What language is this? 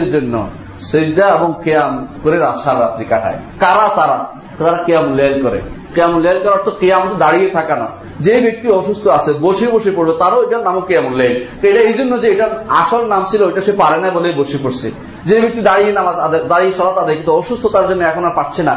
Bangla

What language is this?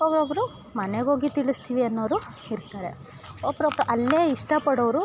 Kannada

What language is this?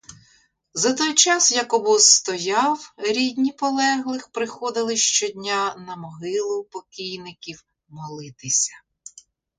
Ukrainian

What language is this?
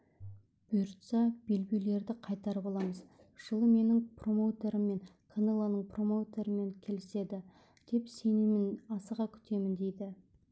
Kazakh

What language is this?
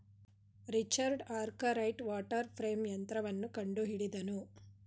Kannada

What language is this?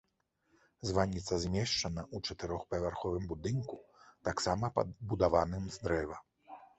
Belarusian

